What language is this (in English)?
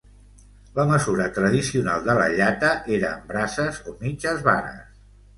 Catalan